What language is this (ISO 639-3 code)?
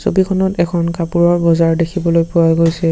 asm